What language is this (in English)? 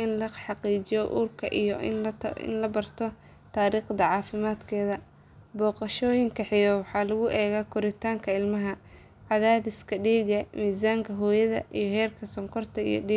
Somali